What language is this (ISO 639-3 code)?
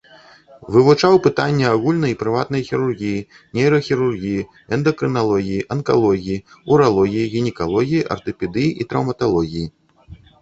bel